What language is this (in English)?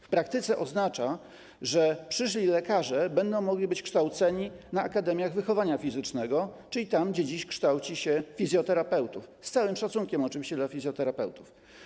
Polish